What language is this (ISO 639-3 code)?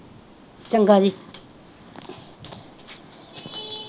pan